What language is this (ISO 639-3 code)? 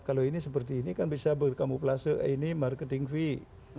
ind